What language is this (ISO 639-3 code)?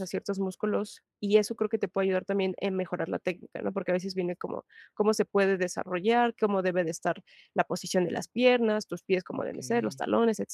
spa